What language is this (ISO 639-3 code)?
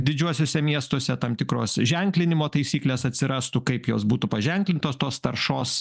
lit